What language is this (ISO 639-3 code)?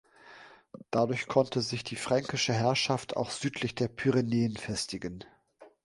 deu